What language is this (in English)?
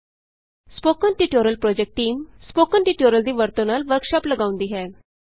Punjabi